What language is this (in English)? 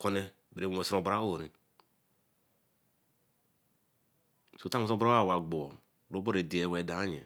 Eleme